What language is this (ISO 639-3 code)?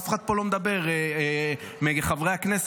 heb